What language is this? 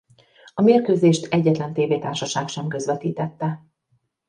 Hungarian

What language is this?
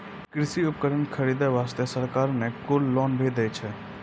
Maithili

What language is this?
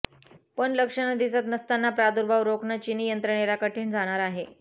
Marathi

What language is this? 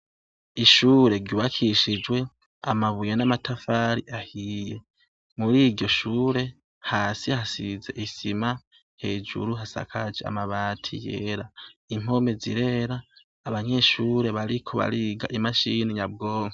Rundi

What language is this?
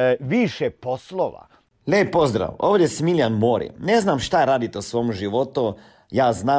Croatian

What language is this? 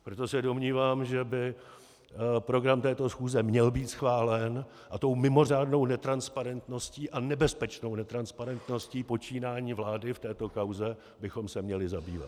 Czech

